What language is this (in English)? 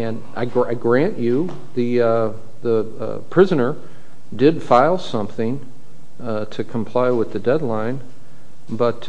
English